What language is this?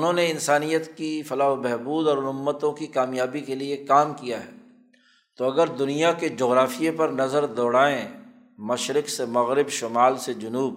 Urdu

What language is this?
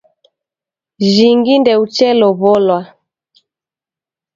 Taita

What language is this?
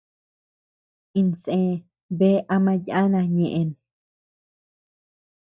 Tepeuxila Cuicatec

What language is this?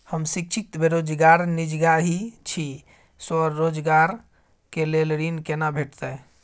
Maithili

